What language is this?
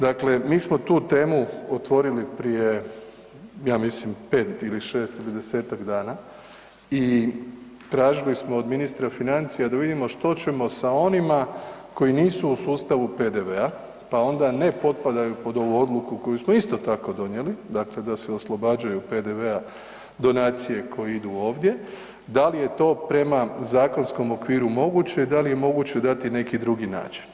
Croatian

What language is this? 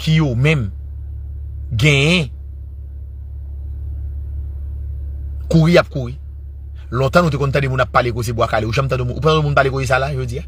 French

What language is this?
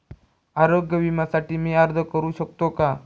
Marathi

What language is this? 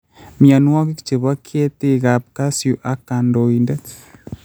Kalenjin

